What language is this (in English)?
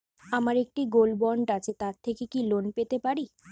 Bangla